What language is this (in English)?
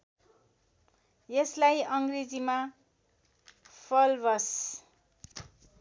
Nepali